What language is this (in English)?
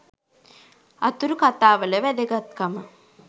Sinhala